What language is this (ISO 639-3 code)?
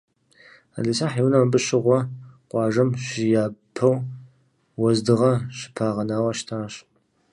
kbd